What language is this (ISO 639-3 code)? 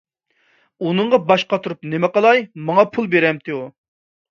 uig